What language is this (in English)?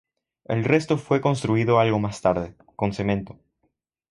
Spanish